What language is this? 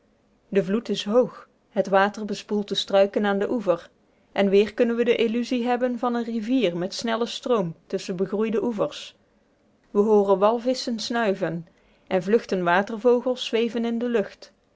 Dutch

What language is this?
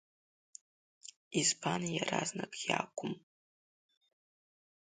Abkhazian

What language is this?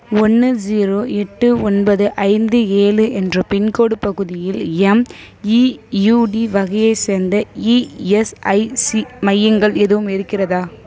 Tamil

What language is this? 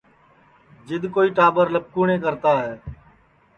Sansi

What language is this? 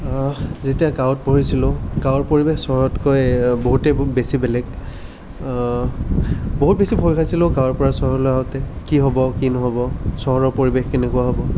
Assamese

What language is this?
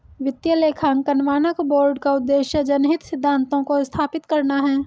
Hindi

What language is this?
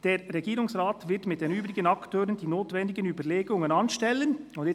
Swiss German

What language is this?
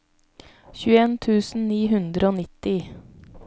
Norwegian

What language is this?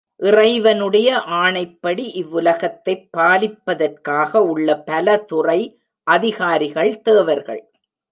Tamil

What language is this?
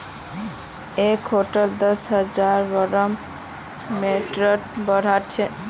Magahi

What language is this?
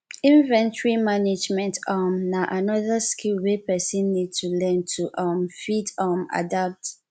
Nigerian Pidgin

